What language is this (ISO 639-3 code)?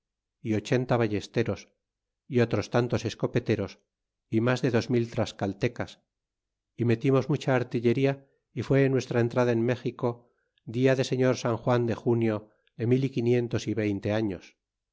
spa